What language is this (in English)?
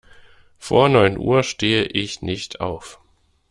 German